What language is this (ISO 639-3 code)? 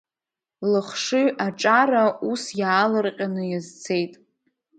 abk